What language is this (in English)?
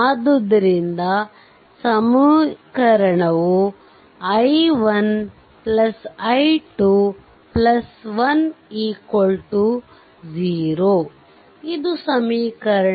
Kannada